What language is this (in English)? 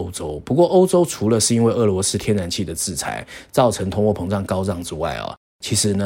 Chinese